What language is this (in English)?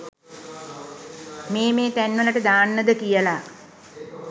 Sinhala